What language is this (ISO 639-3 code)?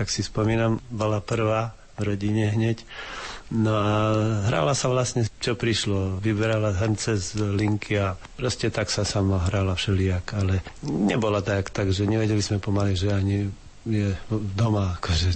slk